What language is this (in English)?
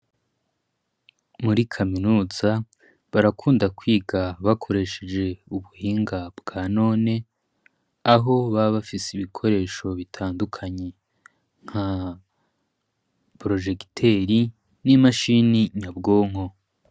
Rundi